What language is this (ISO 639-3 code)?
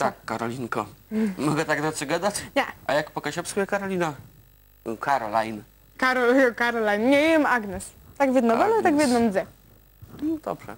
pol